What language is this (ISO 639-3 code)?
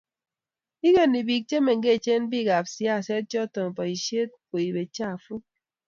kln